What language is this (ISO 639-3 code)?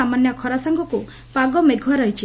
ori